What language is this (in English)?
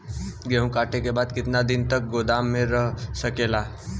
Bhojpuri